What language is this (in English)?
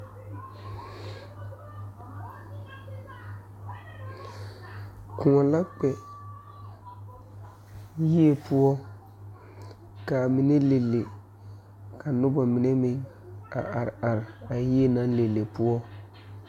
Southern Dagaare